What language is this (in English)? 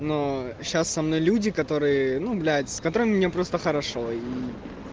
Russian